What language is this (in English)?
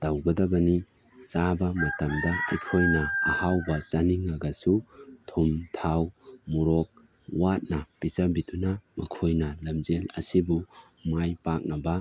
Manipuri